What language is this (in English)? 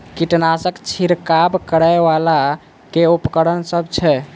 Maithili